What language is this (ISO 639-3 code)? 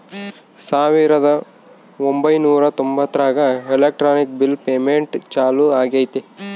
kan